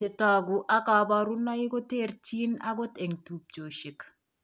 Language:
Kalenjin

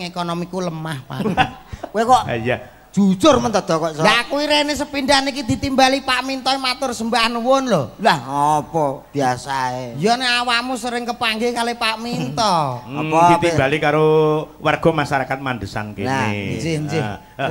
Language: Indonesian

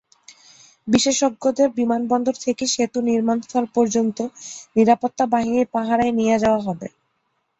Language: Bangla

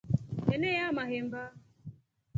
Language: Rombo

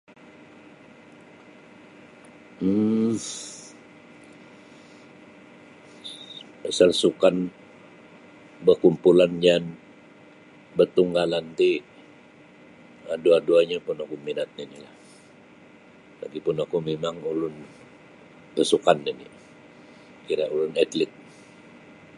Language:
Sabah Bisaya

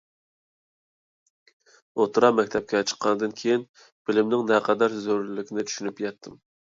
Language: Uyghur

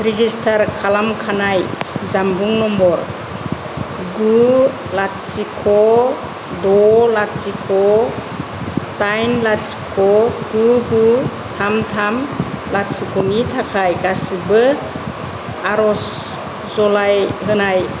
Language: Bodo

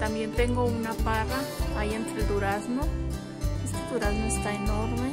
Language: Spanish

